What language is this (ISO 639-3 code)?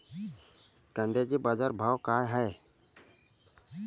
mar